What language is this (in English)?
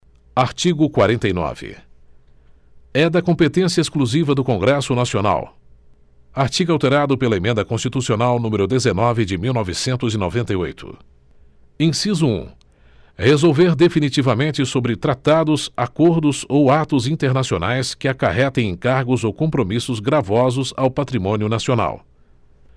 Portuguese